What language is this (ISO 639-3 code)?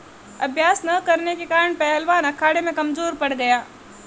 hin